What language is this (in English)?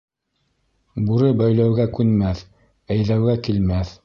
Bashkir